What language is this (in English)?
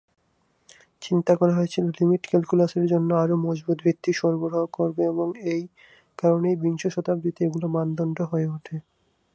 Bangla